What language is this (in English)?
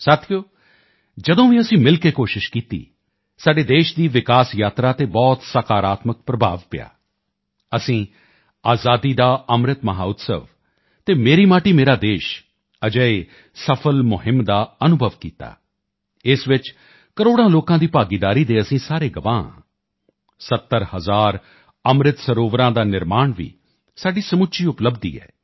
Punjabi